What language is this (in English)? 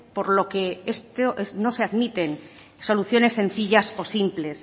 Spanish